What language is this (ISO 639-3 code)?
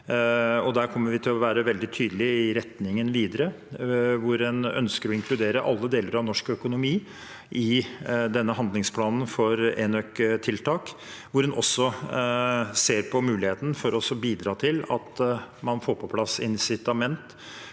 nor